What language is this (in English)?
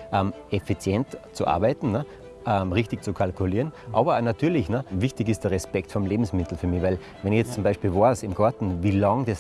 German